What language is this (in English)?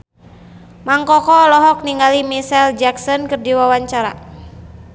Sundanese